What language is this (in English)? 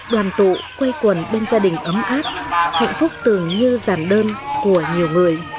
Vietnamese